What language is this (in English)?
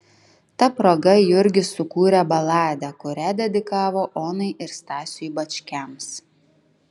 Lithuanian